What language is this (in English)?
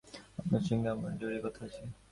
Bangla